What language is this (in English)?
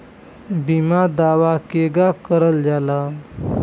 Bhojpuri